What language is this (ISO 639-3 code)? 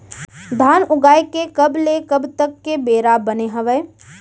hne